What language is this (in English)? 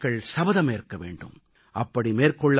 Tamil